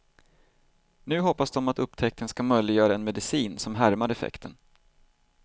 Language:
Swedish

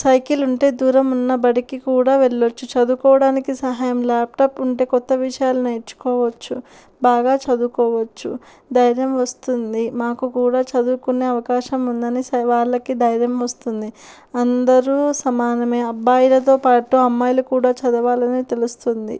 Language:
Telugu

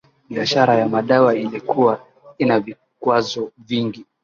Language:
Swahili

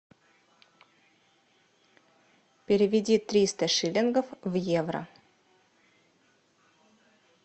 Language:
Russian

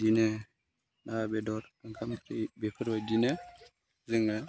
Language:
Bodo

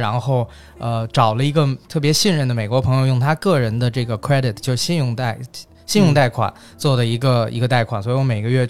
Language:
Chinese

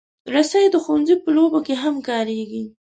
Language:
Pashto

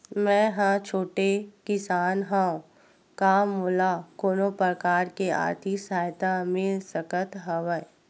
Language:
Chhattisgarhi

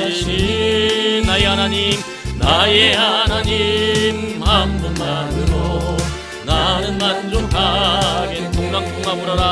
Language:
Korean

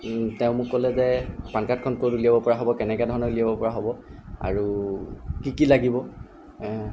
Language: Assamese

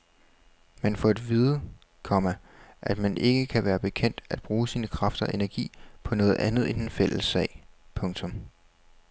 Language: Danish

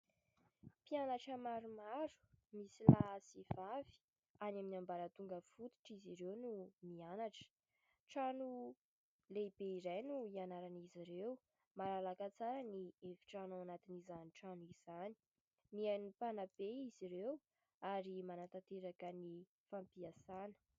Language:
Malagasy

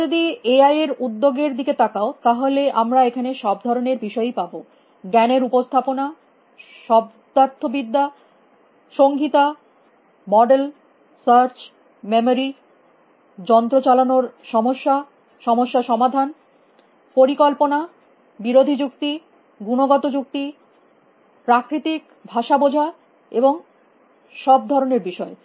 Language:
Bangla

